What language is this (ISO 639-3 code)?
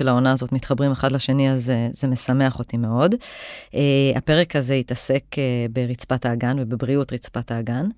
heb